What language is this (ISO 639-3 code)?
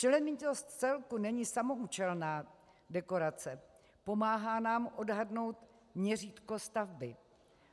ces